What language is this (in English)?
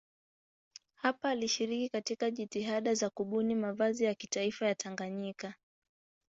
Swahili